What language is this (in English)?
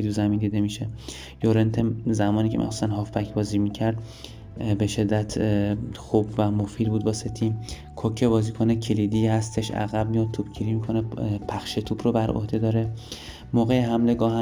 Persian